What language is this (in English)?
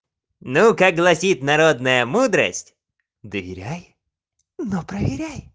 Russian